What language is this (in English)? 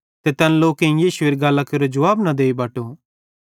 Bhadrawahi